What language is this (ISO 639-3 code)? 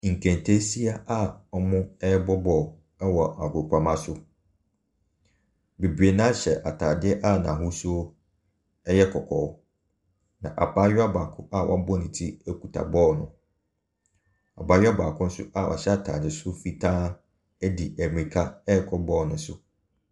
aka